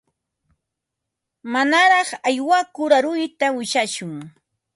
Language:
Ambo-Pasco Quechua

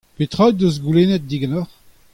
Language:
Breton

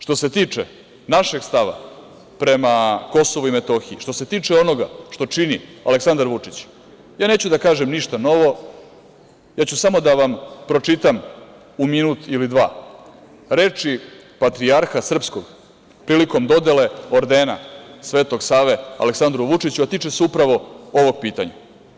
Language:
Serbian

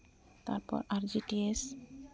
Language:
Santali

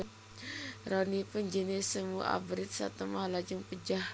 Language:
Javanese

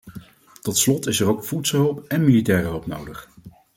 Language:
Dutch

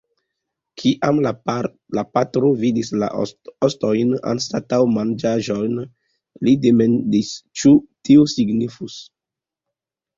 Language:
Esperanto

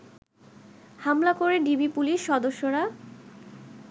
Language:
Bangla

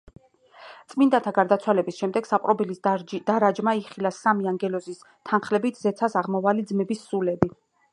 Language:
Georgian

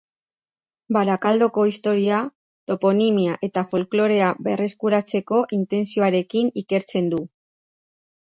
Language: Basque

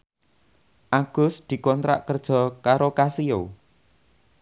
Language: Javanese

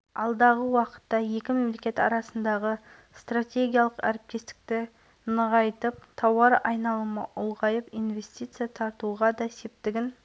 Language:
Kazakh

